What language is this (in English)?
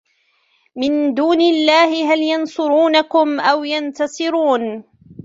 Arabic